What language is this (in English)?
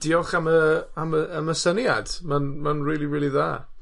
Welsh